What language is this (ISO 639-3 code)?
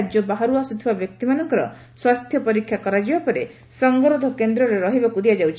ori